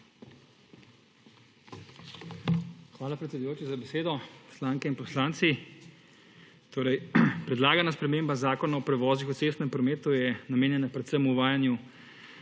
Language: Slovenian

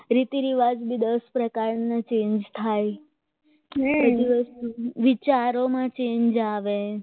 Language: Gujarati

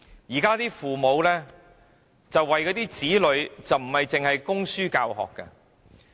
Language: Cantonese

